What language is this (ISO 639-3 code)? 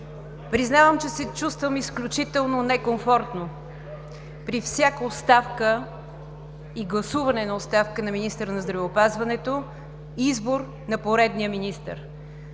bul